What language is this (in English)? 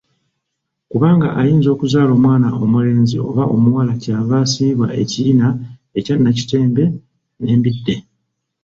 Ganda